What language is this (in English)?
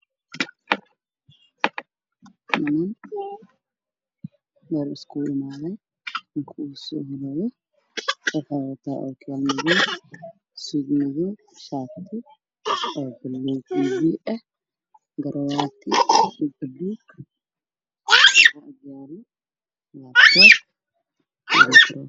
Somali